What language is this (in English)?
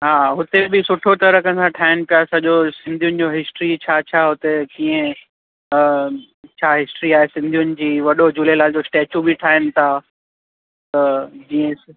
Sindhi